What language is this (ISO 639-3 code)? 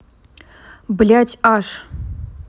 rus